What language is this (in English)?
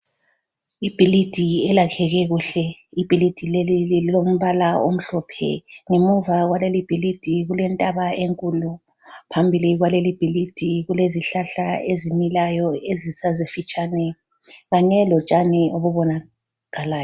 North Ndebele